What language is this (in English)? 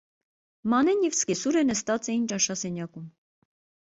Armenian